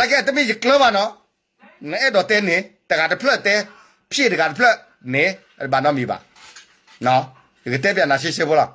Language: Thai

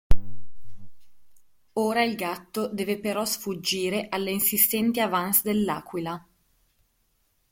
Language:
Italian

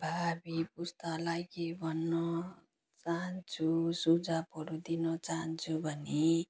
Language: Nepali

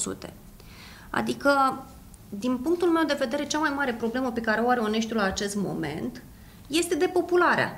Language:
Romanian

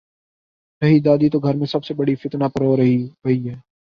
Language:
Urdu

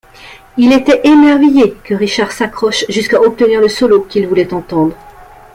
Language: French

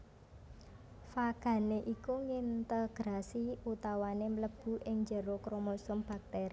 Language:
Javanese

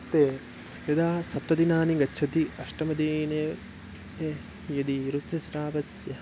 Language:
Sanskrit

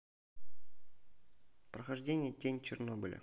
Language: Russian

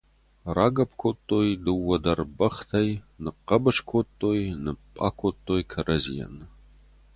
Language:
Ossetic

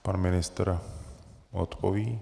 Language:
Czech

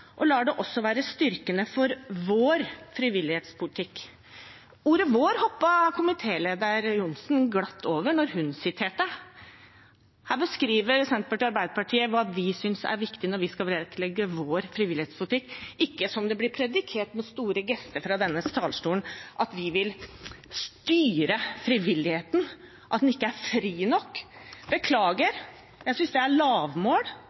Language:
Norwegian Bokmål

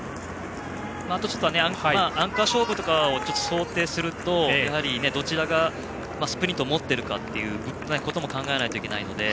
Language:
Japanese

